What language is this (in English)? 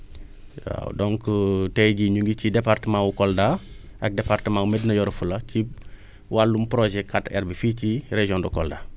Wolof